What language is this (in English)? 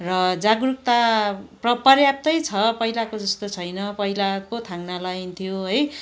Nepali